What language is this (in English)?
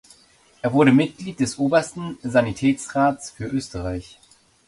German